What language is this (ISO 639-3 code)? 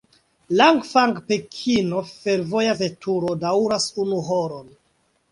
epo